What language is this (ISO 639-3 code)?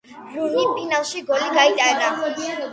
kat